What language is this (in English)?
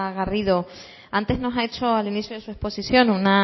Spanish